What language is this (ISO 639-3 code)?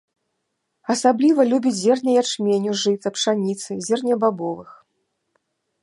bel